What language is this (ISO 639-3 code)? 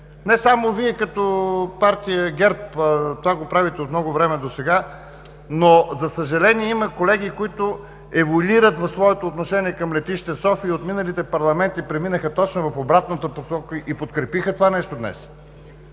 bul